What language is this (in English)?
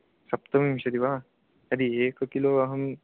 Sanskrit